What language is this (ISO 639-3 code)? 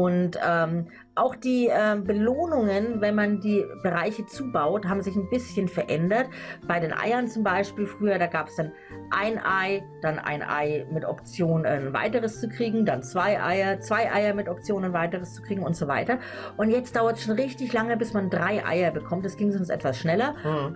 deu